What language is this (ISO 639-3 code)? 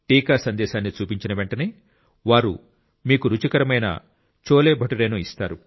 tel